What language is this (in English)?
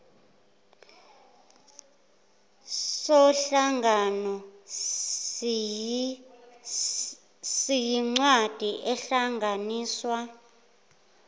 Zulu